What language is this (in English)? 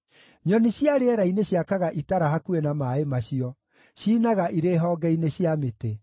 Kikuyu